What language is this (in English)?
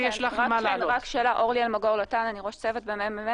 Hebrew